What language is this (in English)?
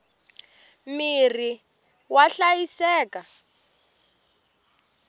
Tsonga